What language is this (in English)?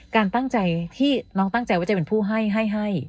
Thai